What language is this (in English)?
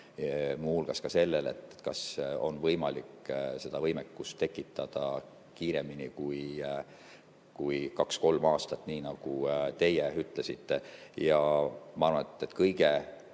Estonian